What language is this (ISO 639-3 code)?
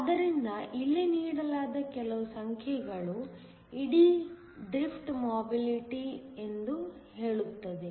kan